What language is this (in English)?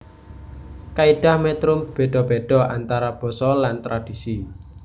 Javanese